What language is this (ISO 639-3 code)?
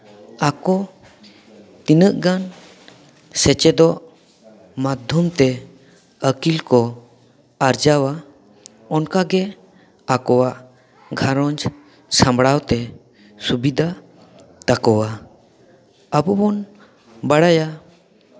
sat